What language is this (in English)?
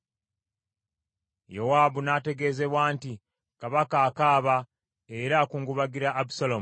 Ganda